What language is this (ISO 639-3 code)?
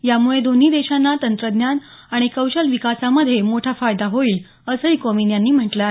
mar